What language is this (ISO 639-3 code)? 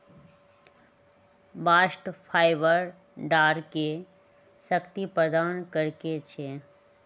mag